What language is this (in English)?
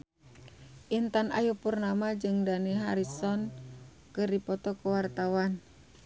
Sundanese